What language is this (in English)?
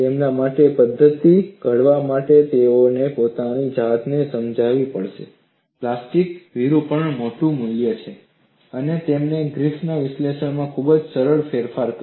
Gujarati